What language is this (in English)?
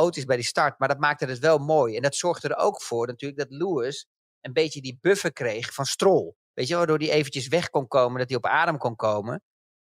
Dutch